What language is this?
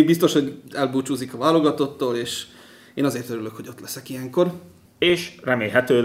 Hungarian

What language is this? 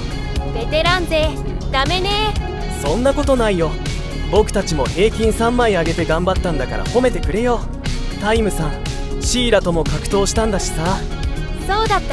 Japanese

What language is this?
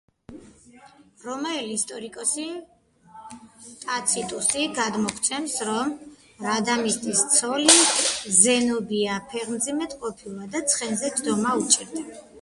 Georgian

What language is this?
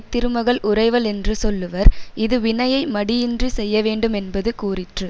Tamil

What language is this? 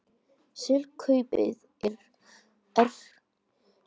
Icelandic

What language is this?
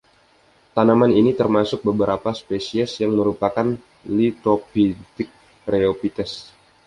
Indonesian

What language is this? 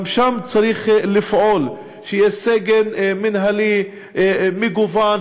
Hebrew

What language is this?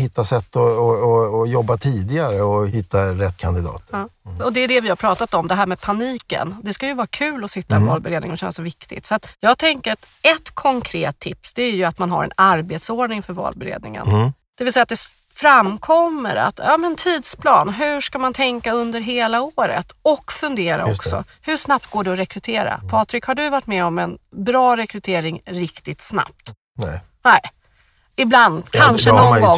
Swedish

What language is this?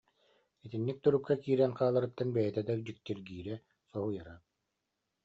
Yakut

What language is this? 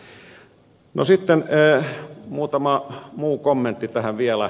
Finnish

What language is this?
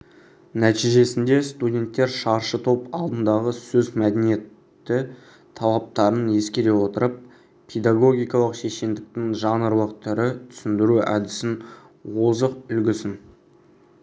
Kazakh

